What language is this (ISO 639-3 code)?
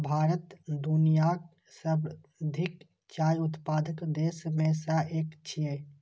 mai